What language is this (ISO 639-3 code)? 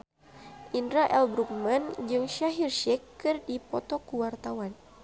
sun